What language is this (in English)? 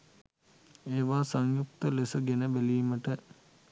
Sinhala